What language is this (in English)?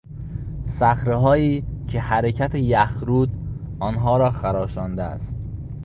Persian